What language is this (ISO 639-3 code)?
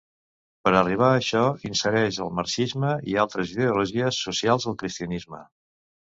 cat